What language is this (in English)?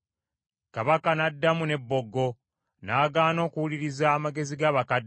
Ganda